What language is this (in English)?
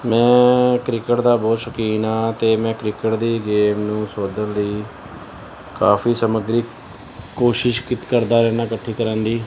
Punjabi